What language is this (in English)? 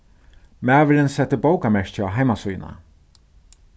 Faroese